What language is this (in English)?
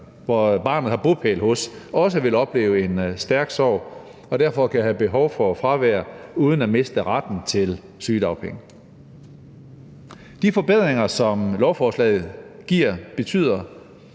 Danish